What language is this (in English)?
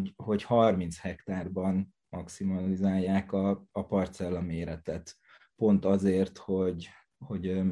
Hungarian